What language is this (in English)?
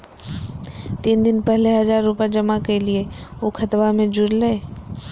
Magahi